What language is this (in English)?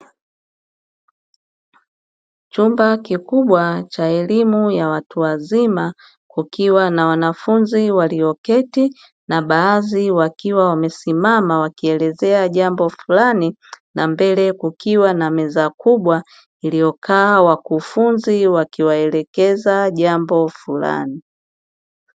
Swahili